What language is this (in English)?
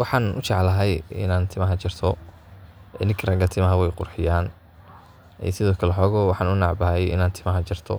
Somali